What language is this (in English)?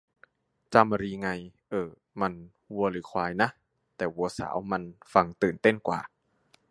Thai